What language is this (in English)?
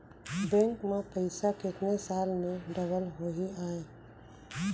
Chhattisgarhi